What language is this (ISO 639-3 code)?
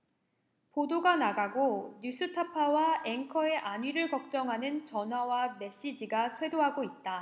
kor